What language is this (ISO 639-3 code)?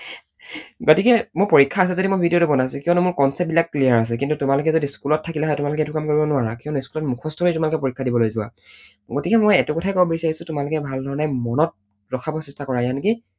asm